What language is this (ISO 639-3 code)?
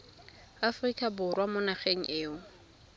tsn